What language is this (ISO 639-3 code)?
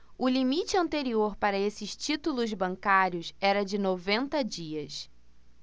por